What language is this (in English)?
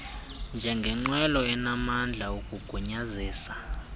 Xhosa